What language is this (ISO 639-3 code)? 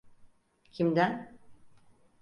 tur